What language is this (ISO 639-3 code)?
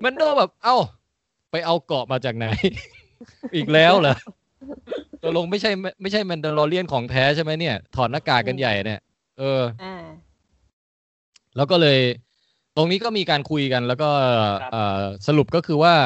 tha